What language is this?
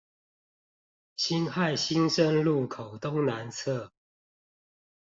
Chinese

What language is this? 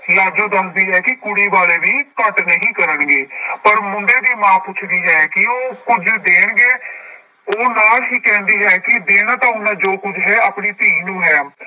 Punjabi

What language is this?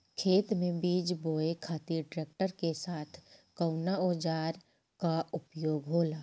Bhojpuri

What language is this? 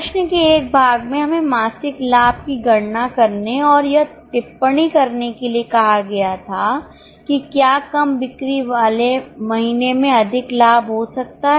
Hindi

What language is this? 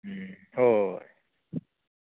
Manipuri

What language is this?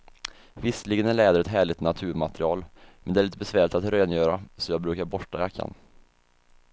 Swedish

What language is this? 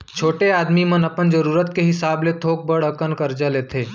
Chhattisgarhi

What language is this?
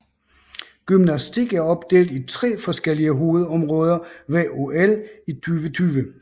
Danish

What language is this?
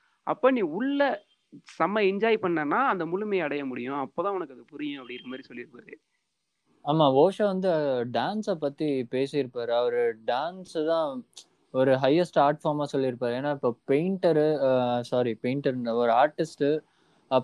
Tamil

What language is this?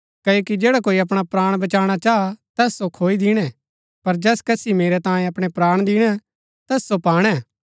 Gaddi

